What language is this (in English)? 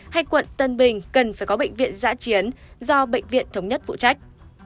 Vietnamese